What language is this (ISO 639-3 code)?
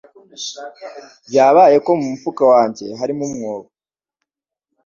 kin